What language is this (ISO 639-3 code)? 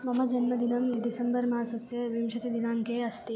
san